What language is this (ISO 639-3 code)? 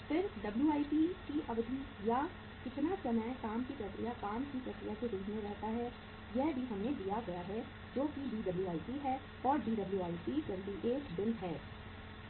hin